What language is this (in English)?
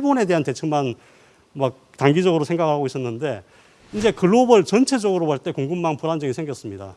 Korean